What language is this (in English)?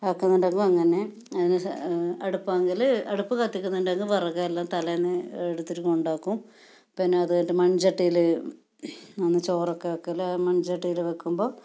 Malayalam